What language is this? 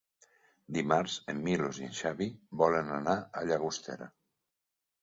Catalan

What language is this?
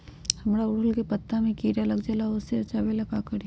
Magahi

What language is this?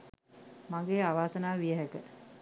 Sinhala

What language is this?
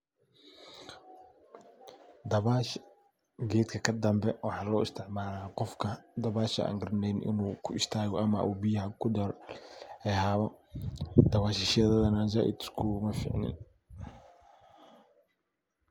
Somali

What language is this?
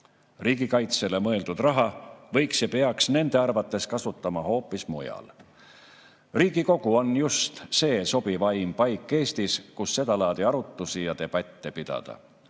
Estonian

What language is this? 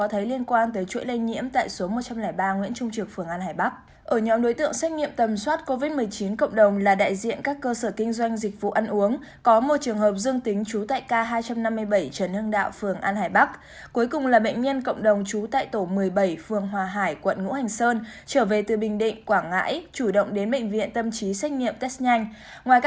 Vietnamese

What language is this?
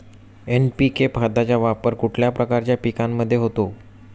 Marathi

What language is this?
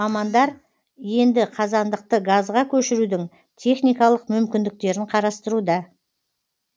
Kazakh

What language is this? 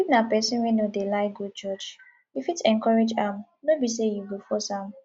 Nigerian Pidgin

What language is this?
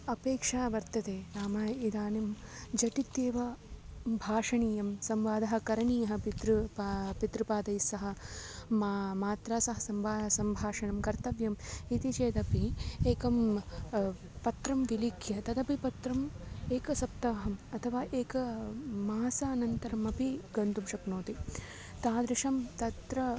Sanskrit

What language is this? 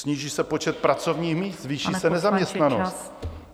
Czech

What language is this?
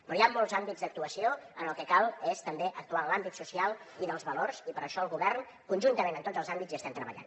Catalan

